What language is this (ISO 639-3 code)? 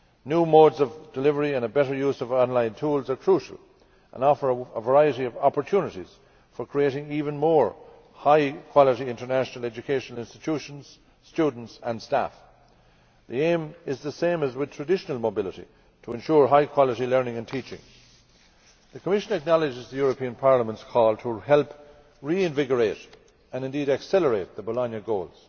eng